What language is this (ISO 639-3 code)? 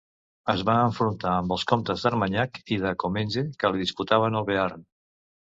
cat